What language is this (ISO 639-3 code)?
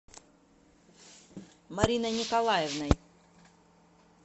rus